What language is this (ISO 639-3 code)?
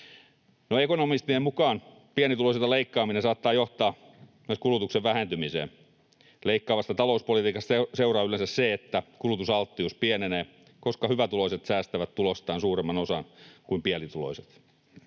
fin